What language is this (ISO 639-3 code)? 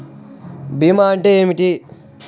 tel